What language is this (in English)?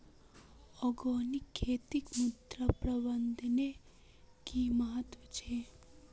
Magahi